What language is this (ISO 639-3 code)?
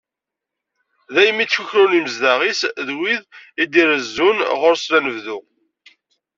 kab